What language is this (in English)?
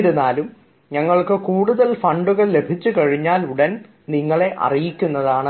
Malayalam